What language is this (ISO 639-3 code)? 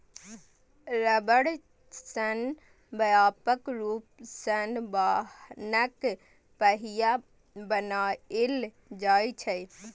mai